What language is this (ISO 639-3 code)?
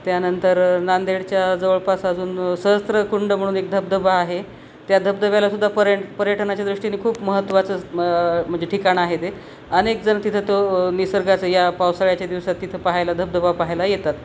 mar